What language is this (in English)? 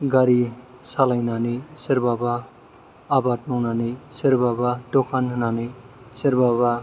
Bodo